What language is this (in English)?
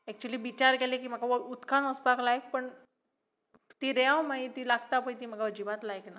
Konkani